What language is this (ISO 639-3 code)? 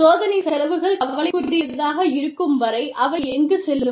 tam